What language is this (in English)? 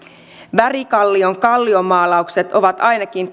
Finnish